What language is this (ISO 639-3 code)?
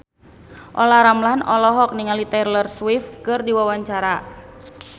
sun